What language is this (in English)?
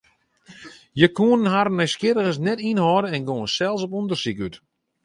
Western Frisian